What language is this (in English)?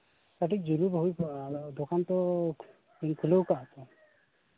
Santali